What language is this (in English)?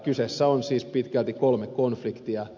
Finnish